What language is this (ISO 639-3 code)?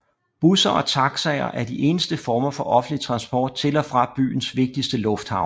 dan